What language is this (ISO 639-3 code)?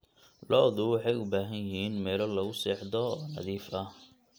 som